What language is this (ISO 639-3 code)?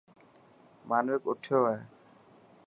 mki